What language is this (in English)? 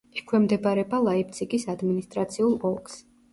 Georgian